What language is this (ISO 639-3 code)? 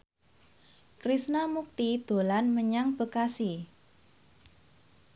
jav